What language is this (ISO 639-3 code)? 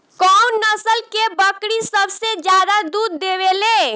bho